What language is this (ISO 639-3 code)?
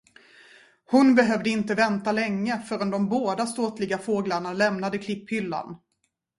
swe